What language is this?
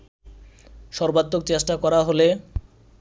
Bangla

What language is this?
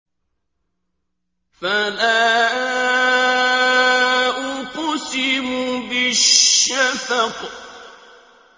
Arabic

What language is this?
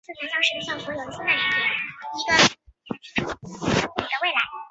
Chinese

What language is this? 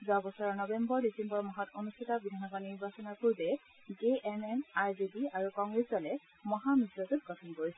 Assamese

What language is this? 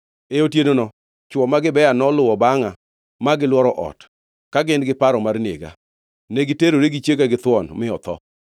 Luo (Kenya and Tanzania)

